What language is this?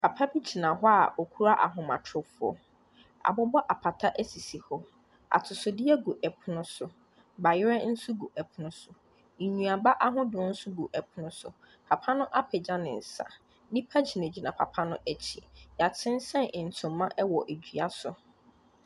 Akan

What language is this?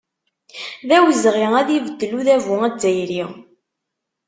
Kabyle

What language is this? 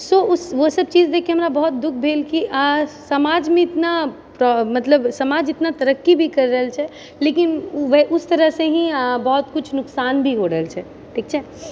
Maithili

